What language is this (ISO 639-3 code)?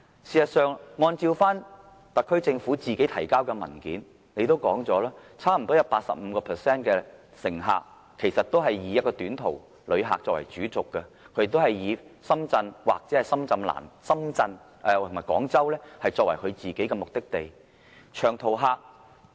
yue